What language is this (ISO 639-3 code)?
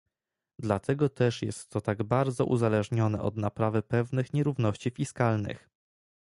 pol